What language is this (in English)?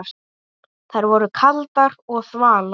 Icelandic